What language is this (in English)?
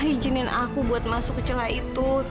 Indonesian